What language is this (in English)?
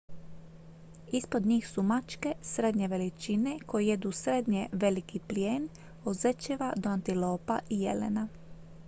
Croatian